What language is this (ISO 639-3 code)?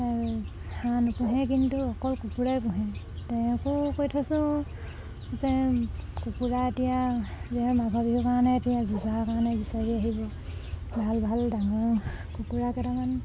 asm